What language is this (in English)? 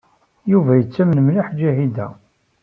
Kabyle